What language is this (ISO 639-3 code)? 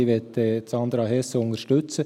gsw